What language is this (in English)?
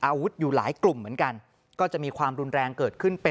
Thai